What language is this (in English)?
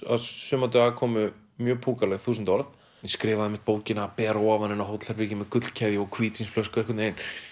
Icelandic